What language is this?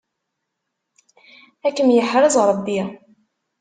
Kabyle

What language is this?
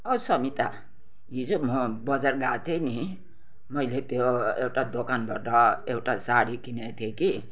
Nepali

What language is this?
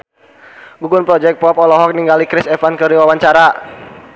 Sundanese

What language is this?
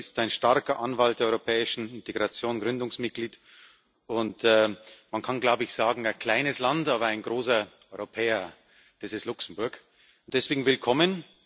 German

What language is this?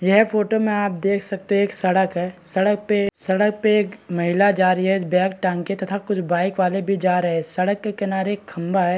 Hindi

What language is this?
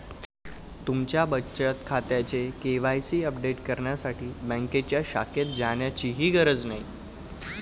Marathi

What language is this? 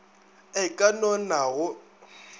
Northern Sotho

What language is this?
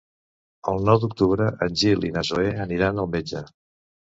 Catalan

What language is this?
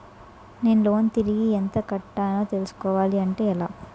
Telugu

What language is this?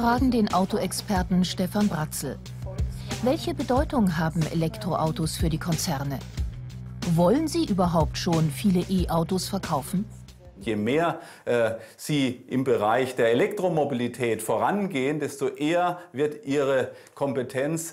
German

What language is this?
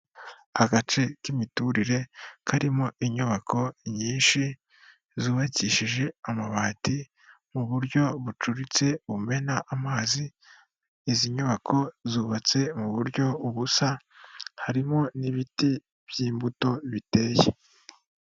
Kinyarwanda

